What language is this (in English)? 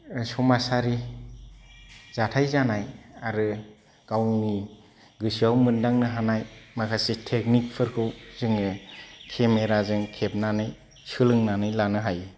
Bodo